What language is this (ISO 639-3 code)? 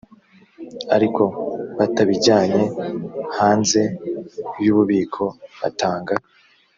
kin